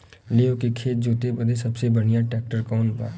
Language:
Bhojpuri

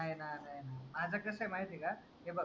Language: Marathi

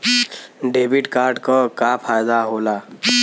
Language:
Bhojpuri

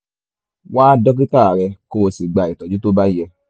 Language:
Yoruba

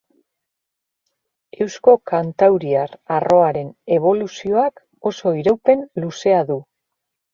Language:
Basque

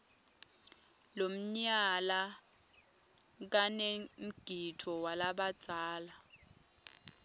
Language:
Swati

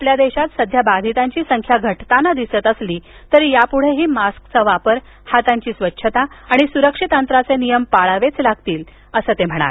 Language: Marathi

